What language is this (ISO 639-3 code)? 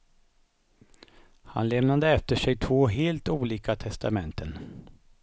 swe